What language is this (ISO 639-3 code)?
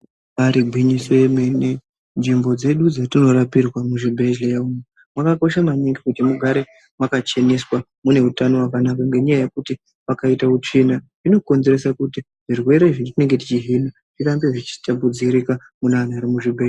ndc